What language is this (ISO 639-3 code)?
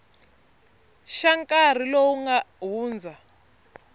tso